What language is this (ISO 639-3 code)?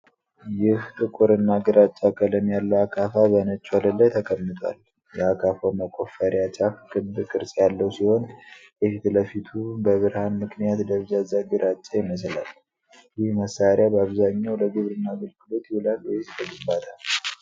amh